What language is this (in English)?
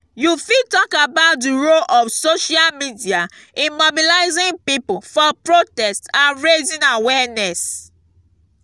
Nigerian Pidgin